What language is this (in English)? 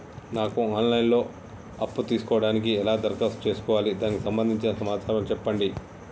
Telugu